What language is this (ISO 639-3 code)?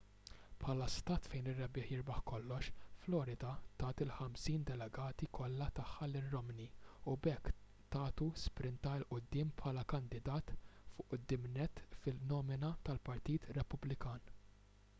mlt